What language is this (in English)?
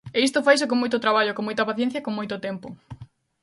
Galician